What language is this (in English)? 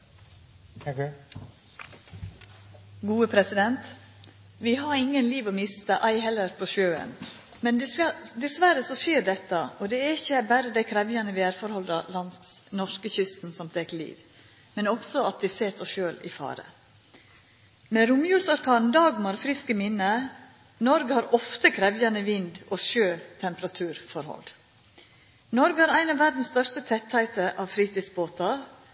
Norwegian